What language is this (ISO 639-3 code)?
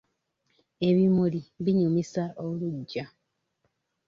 lug